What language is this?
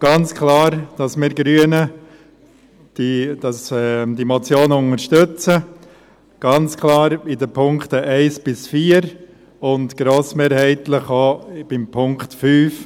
Swiss German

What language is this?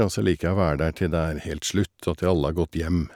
Norwegian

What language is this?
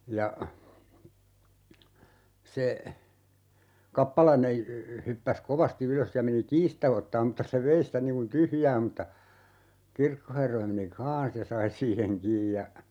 Finnish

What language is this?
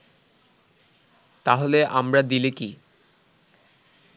Bangla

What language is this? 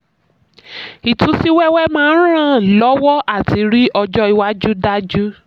Yoruba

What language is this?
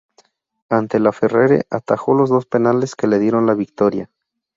Spanish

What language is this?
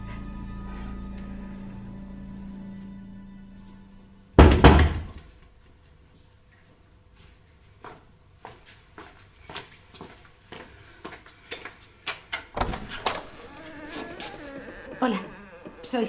Spanish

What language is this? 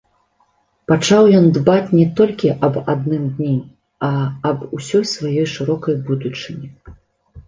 Belarusian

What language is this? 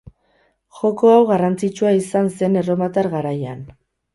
Basque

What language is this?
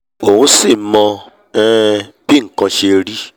Yoruba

